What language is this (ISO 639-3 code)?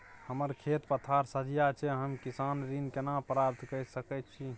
mai